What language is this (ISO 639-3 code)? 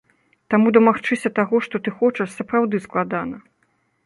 bel